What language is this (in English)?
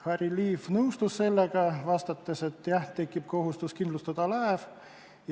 Estonian